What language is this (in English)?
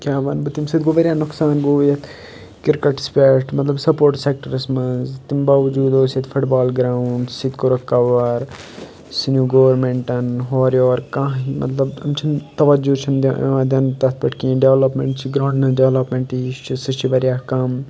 Kashmiri